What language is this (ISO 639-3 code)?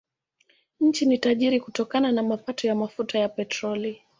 swa